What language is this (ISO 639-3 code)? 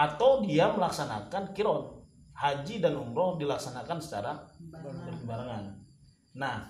ind